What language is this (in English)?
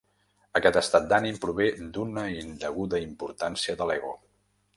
Catalan